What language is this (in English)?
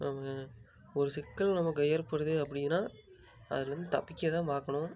Tamil